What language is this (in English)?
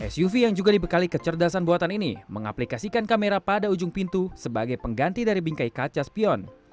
Indonesian